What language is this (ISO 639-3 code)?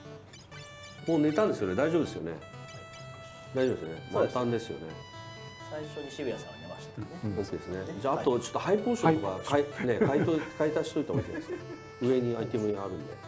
jpn